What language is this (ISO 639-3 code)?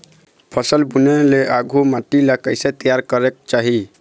hne